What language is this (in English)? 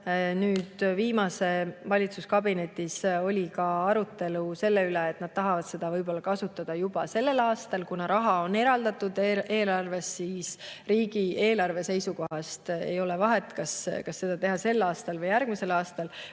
Estonian